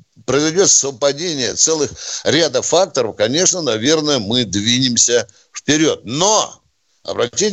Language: Russian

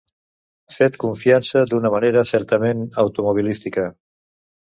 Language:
Catalan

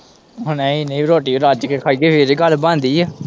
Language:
Punjabi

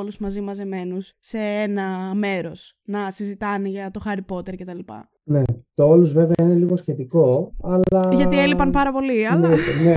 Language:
Greek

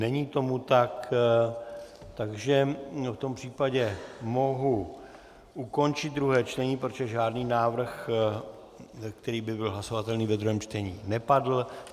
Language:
Czech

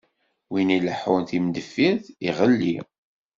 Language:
Kabyle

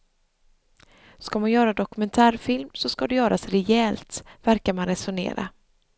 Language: Swedish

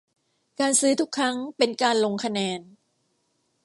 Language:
Thai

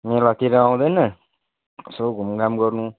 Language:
Nepali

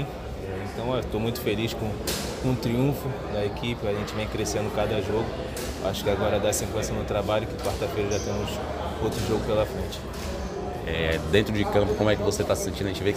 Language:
Portuguese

